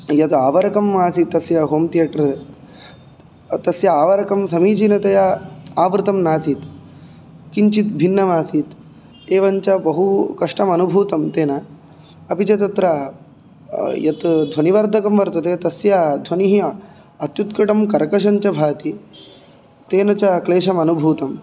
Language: Sanskrit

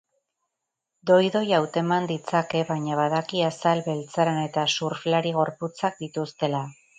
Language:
Basque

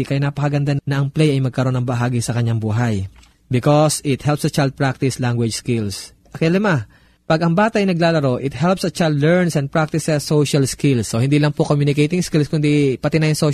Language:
Filipino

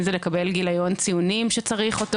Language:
Hebrew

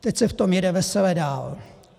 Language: Czech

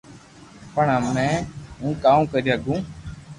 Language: Loarki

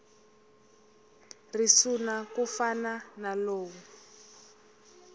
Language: Tsonga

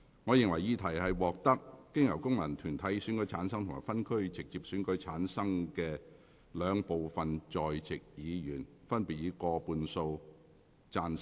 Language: Cantonese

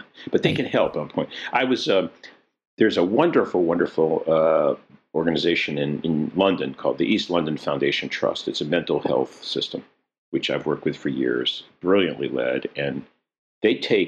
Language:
English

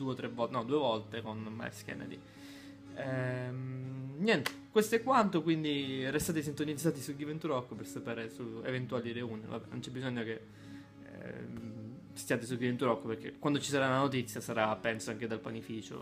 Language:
Italian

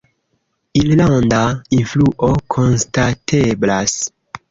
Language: Esperanto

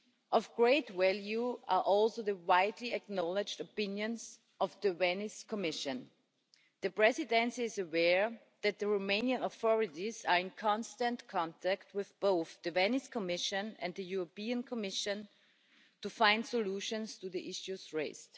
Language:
English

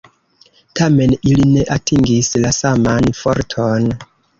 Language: Esperanto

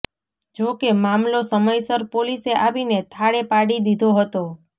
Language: Gujarati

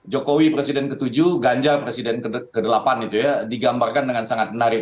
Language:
Indonesian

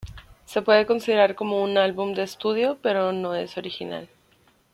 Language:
Spanish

